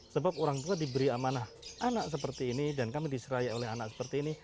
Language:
Indonesian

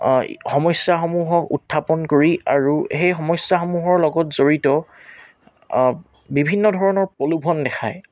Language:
Assamese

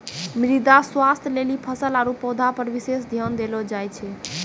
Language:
Maithili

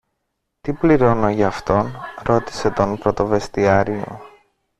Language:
Greek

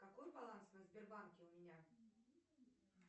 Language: Russian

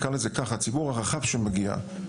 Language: Hebrew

